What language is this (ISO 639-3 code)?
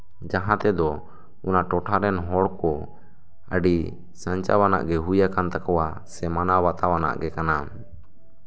sat